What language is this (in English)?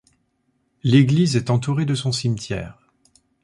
French